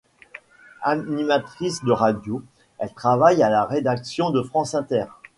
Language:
French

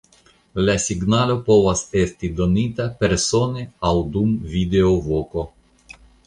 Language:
Esperanto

